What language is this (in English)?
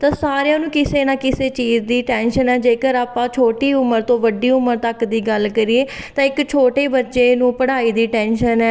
Punjabi